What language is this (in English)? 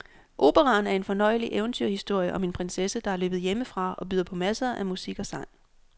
Danish